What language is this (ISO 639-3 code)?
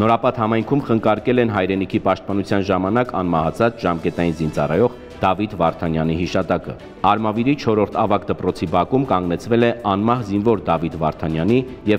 ron